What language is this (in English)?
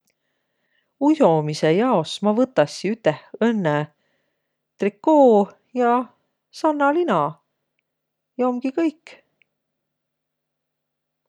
Võro